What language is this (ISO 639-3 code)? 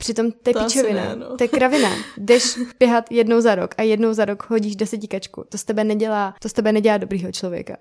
ces